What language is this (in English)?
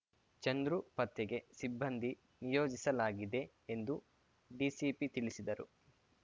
Kannada